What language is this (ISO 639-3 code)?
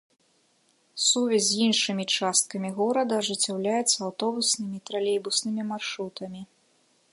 bel